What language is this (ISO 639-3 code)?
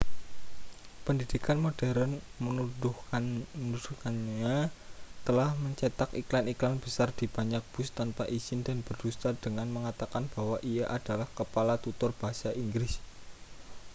ind